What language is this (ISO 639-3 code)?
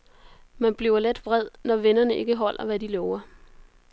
dan